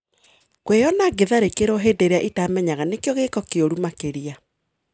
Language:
Kikuyu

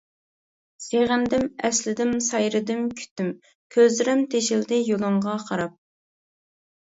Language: Uyghur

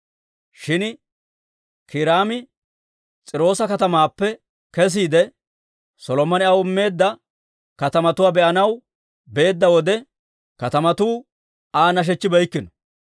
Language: Dawro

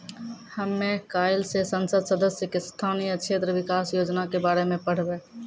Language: Maithili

